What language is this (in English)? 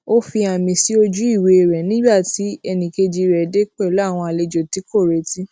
Yoruba